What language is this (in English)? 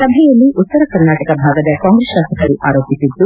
Kannada